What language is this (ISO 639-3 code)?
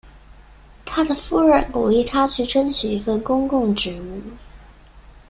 zho